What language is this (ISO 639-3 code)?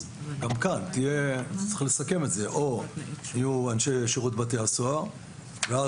heb